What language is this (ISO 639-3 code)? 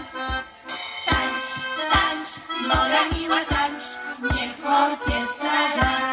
tha